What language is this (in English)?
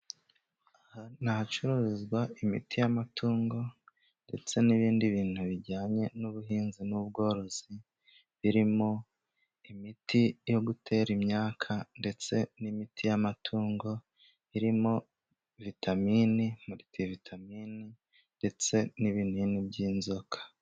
Kinyarwanda